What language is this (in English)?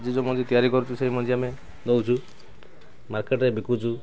Odia